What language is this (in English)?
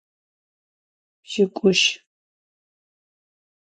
Adyghe